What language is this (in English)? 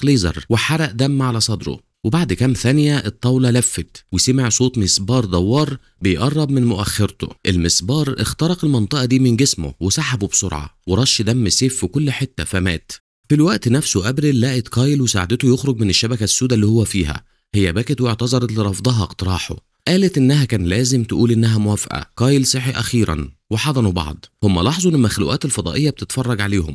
Arabic